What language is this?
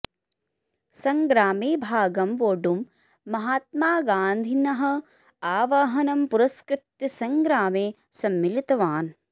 Sanskrit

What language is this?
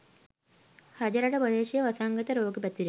Sinhala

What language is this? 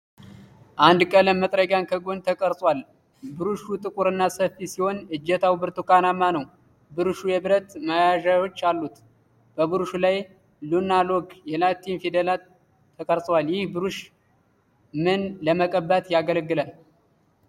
Amharic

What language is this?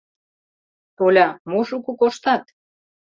Mari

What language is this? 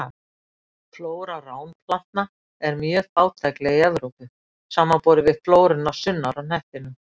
Icelandic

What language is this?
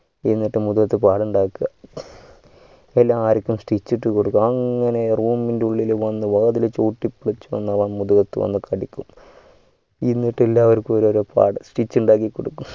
Malayalam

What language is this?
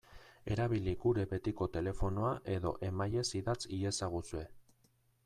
Basque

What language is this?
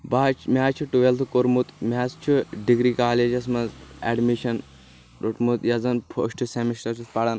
Kashmiri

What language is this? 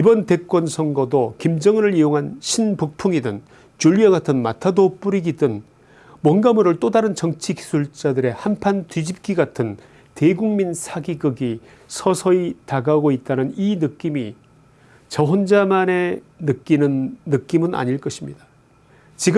Korean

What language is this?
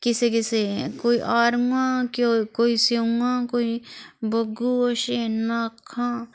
Dogri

